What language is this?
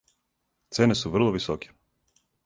Serbian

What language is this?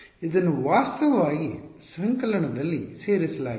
Kannada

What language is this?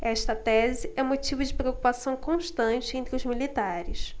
Portuguese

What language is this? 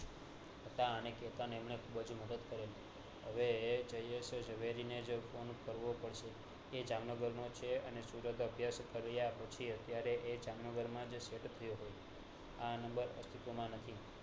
Gujarati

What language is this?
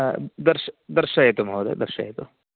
Sanskrit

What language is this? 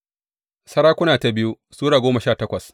Hausa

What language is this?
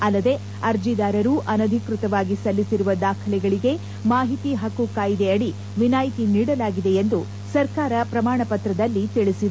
Kannada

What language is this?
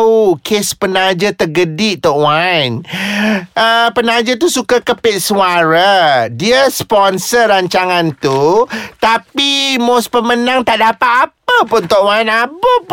Malay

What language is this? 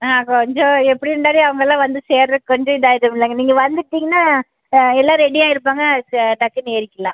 Tamil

